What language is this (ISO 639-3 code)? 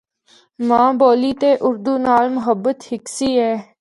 hno